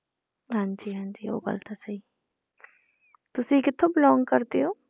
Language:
Punjabi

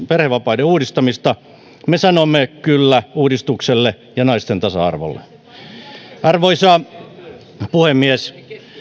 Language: Finnish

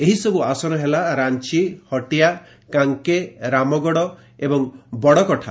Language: Odia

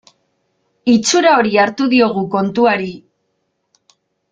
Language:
Basque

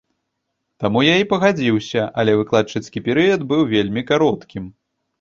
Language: Belarusian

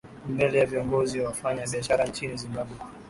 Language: Swahili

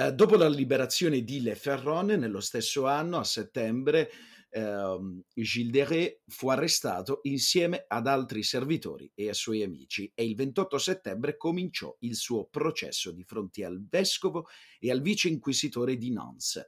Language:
Italian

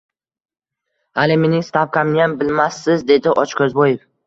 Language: Uzbek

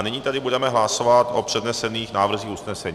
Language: Czech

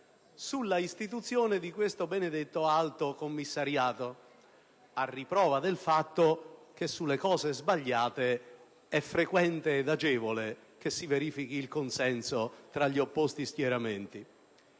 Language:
Italian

